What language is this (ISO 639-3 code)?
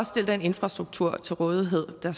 dan